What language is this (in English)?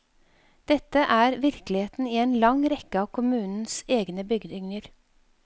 Norwegian